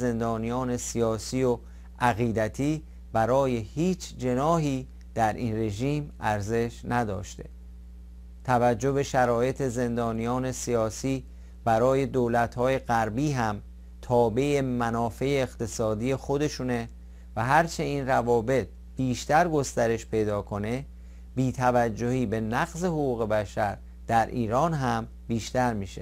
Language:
Persian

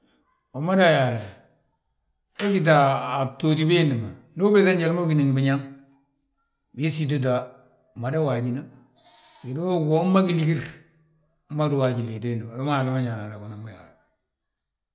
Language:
Balanta-Ganja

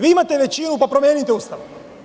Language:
Serbian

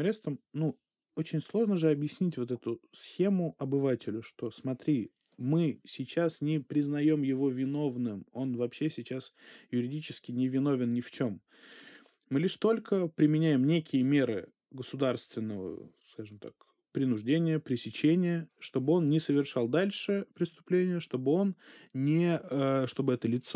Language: Russian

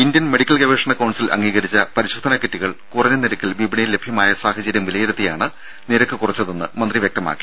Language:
Malayalam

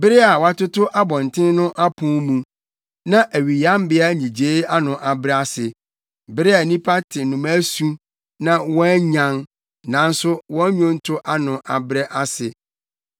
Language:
Akan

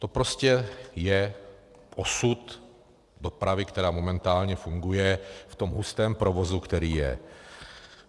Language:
Czech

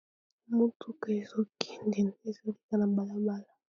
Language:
Lingala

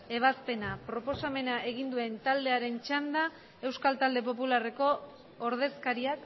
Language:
Basque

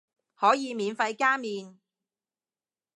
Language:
Cantonese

